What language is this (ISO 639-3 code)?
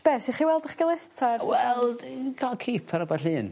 cym